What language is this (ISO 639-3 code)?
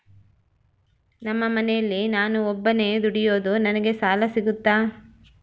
kan